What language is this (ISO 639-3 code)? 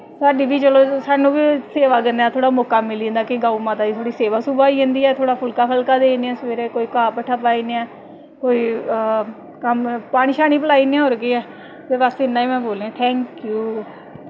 doi